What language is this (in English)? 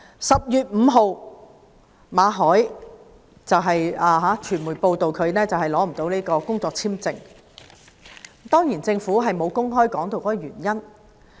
Cantonese